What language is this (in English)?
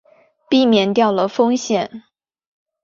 Chinese